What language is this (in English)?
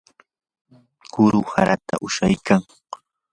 Yanahuanca Pasco Quechua